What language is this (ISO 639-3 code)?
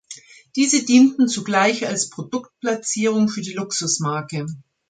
deu